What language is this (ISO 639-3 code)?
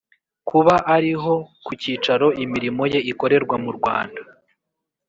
kin